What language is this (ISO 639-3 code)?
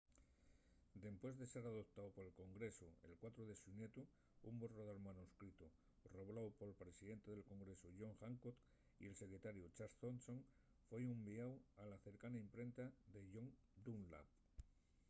ast